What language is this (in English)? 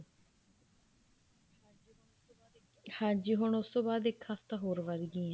Punjabi